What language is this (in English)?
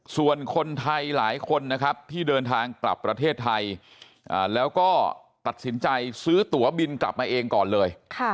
Thai